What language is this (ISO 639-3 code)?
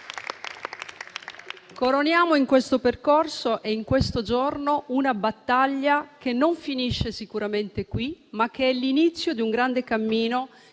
ita